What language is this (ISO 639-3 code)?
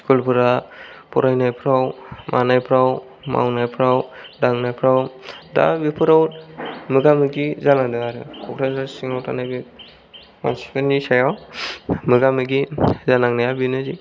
brx